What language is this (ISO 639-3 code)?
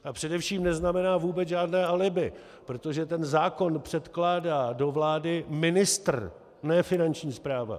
ces